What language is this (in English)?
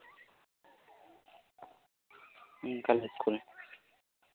Santali